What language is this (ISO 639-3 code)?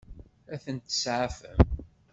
kab